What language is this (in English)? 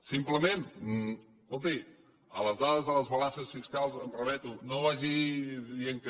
Catalan